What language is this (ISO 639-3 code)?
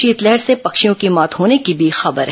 hin